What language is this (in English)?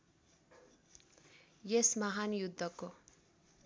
Nepali